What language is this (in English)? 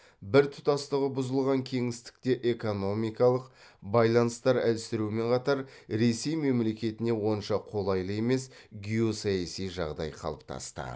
Kazakh